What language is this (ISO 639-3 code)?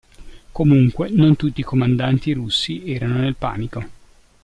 ita